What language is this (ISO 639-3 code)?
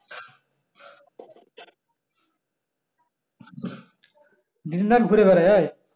ben